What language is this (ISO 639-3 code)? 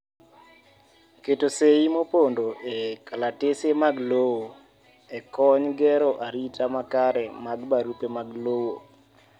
luo